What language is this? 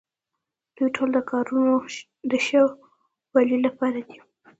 Pashto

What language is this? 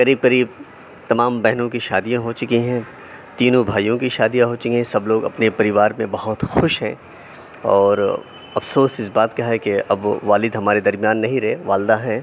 Urdu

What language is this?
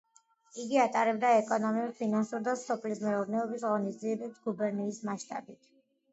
Georgian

